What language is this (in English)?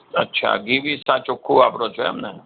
Gujarati